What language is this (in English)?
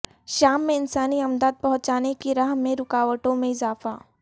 Urdu